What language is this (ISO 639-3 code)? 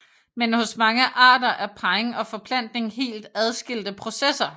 dan